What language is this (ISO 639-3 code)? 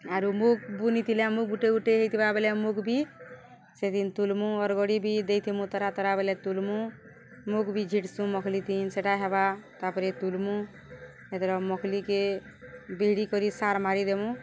ori